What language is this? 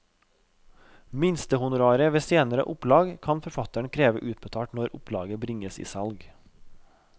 Norwegian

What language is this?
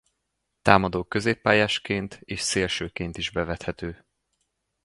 Hungarian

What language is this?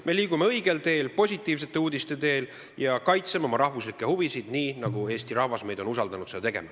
Estonian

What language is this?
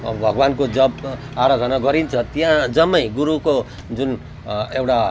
Nepali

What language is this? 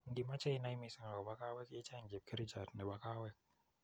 Kalenjin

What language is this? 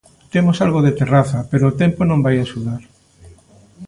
Galician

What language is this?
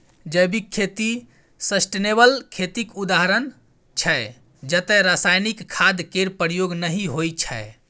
Maithili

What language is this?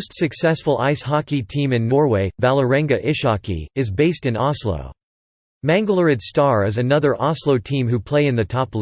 English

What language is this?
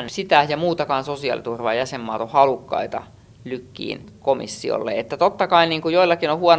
Finnish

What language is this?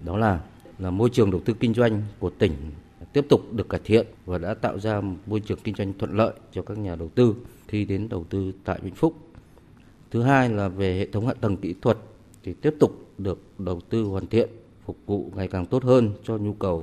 Vietnamese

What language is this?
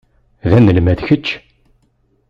Kabyle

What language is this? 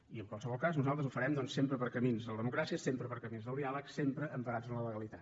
Catalan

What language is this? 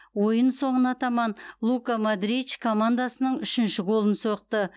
Kazakh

